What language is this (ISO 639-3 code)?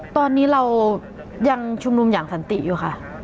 tha